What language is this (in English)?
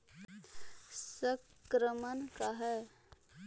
Magahi